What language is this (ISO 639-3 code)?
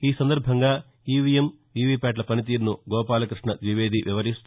tel